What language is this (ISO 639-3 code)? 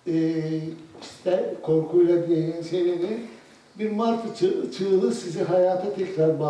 tur